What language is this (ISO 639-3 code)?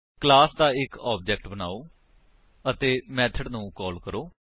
pan